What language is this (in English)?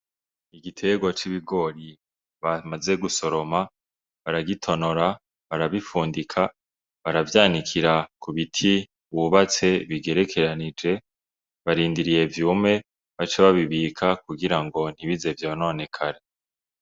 Rundi